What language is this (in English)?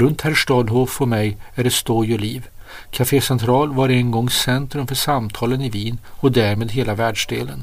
Swedish